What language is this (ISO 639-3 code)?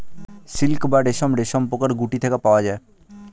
ben